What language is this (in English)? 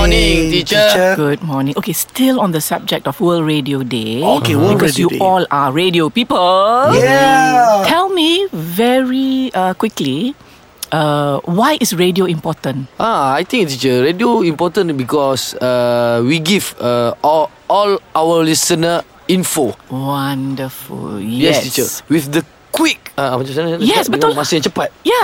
Malay